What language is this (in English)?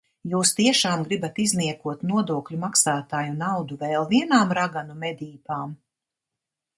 Latvian